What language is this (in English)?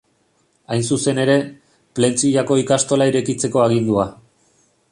Basque